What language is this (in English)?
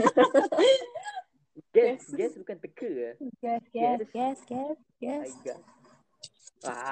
Malay